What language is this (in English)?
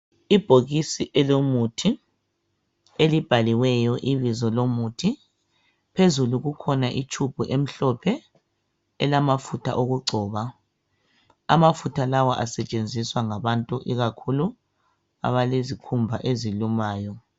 North Ndebele